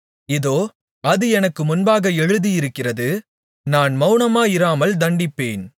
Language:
Tamil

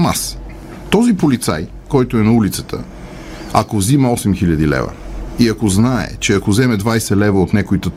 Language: Bulgarian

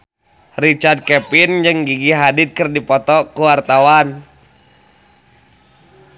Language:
Sundanese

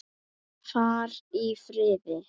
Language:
Icelandic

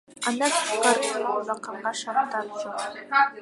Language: Kyrgyz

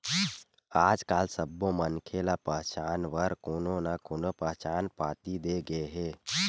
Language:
Chhattisgarhi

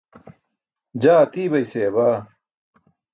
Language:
Burushaski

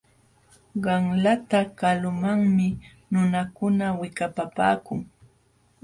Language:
Jauja Wanca Quechua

